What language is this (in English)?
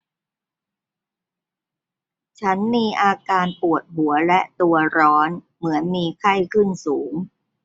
Thai